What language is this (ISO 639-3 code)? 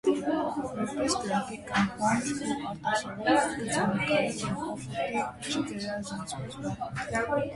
hye